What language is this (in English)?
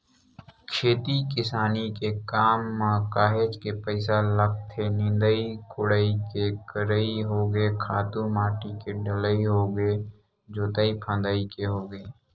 Chhattisgarhi